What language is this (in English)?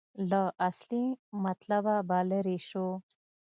Pashto